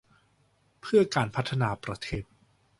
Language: Thai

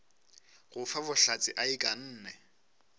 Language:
Northern Sotho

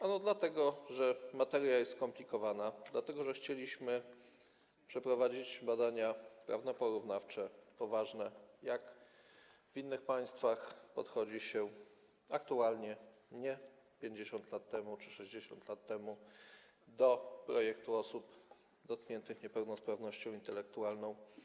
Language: Polish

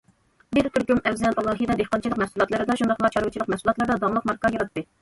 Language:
Uyghur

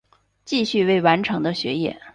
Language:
Chinese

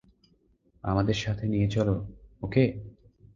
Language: Bangla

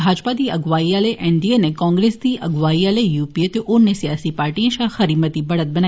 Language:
Dogri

